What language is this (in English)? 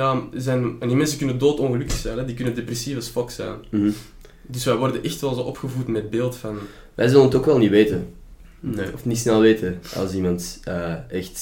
Dutch